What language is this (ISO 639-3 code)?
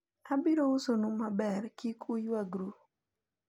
luo